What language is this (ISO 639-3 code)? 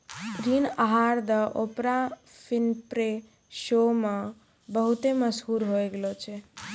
mai